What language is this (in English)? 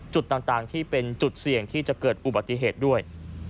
Thai